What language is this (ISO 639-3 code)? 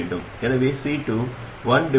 tam